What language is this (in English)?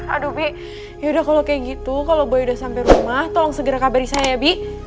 Indonesian